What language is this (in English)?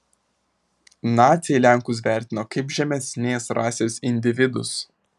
Lithuanian